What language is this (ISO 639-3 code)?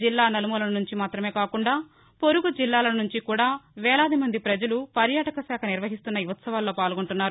tel